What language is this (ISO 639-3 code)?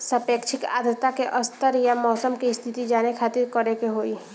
bho